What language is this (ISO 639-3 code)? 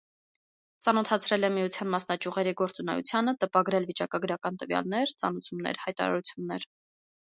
hye